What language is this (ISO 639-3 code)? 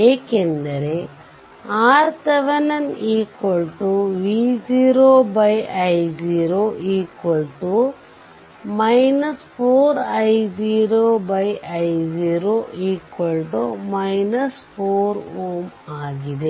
kan